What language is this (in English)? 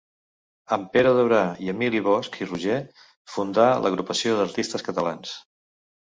Catalan